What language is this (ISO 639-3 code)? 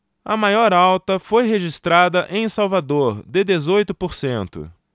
por